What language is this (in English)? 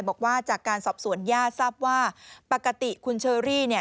Thai